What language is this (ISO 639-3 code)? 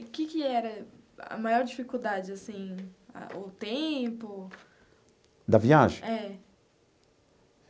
por